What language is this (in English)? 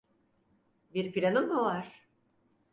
Turkish